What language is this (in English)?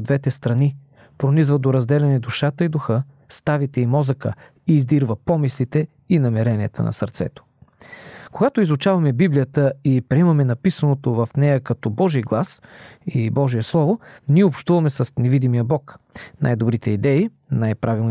Bulgarian